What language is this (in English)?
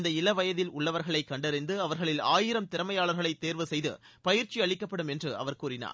Tamil